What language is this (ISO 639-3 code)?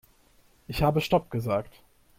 deu